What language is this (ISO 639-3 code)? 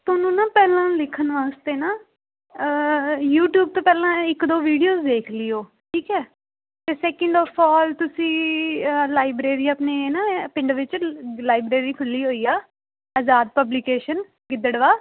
pan